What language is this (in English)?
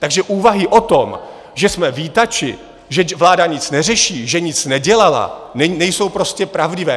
Czech